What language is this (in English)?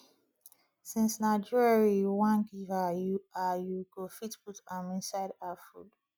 Nigerian Pidgin